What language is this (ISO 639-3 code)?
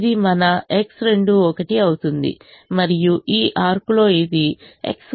tel